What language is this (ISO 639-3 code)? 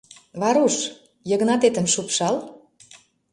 chm